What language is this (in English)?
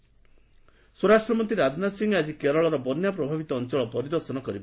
Odia